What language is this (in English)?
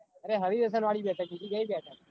Gujarati